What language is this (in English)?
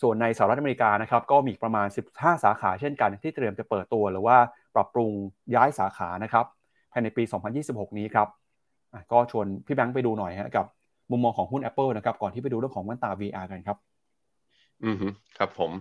Thai